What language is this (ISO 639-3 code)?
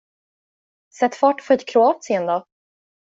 swe